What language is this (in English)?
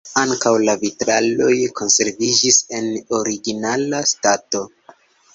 Esperanto